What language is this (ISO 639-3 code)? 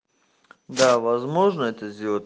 rus